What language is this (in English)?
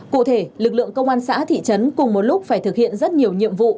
Vietnamese